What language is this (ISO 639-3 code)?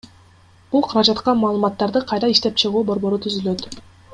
kir